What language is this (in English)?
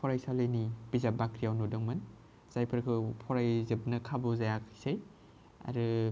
Bodo